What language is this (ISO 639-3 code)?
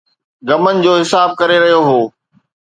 snd